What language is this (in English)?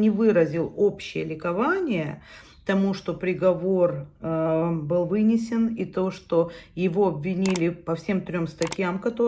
Russian